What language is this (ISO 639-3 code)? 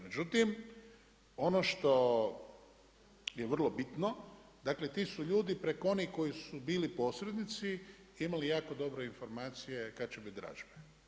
hrv